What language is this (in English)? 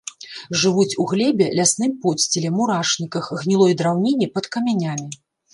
Belarusian